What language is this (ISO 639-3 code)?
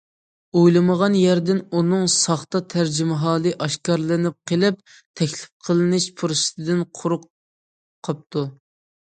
uig